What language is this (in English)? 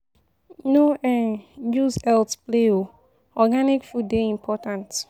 Nigerian Pidgin